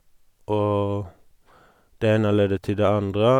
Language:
Norwegian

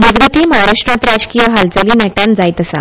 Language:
Konkani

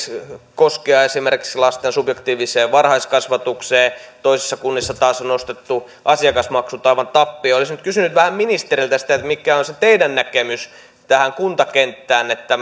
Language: Finnish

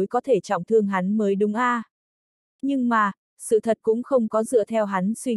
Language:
Vietnamese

